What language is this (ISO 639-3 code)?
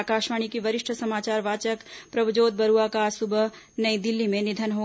hin